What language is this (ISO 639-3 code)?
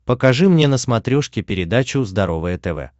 rus